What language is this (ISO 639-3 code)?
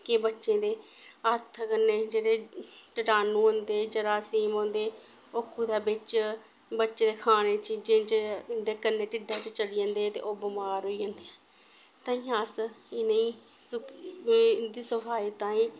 doi